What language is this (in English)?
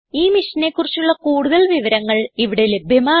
Malayalam